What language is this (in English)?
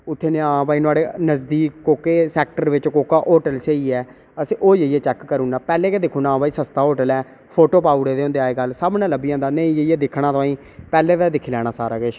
Dogri